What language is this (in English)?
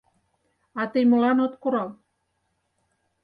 Mari